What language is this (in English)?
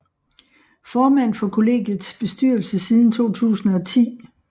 Danish